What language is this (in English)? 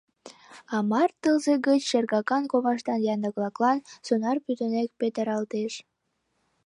Mari